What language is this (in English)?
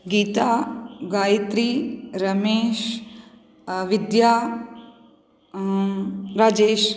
Sanskrit